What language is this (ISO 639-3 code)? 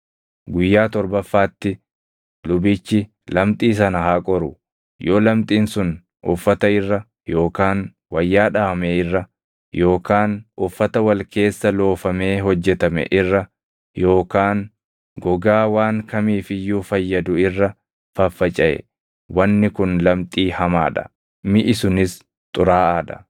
orm